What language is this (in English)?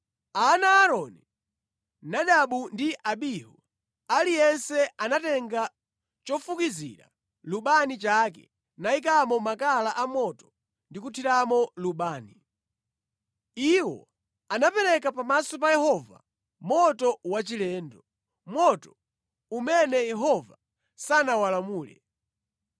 Nyanja